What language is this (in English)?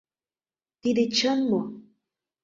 Mari